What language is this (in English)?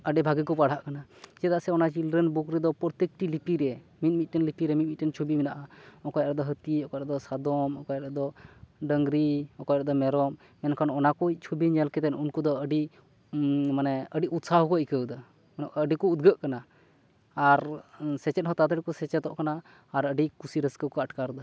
Santali